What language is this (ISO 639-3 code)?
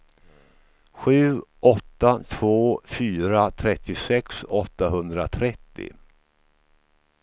swe